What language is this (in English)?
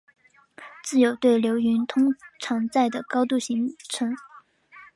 Chinese